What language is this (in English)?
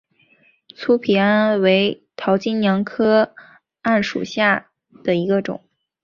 Chinese